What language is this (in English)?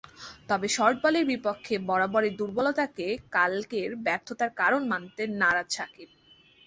Bangla